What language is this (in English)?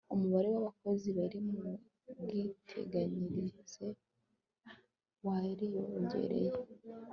Kinyarwanda